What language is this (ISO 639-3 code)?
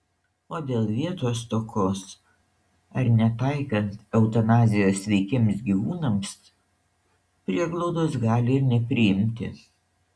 lit